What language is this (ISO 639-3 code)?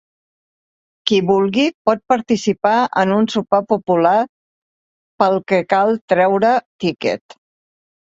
cat